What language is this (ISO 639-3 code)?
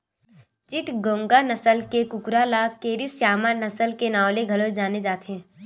hne